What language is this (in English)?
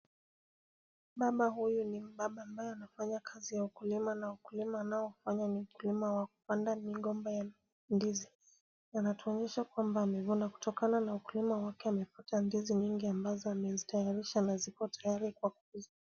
Swahili